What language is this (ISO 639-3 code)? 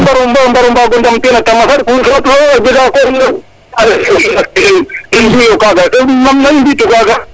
srr